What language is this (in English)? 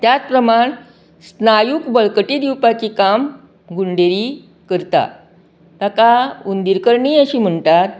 Konkani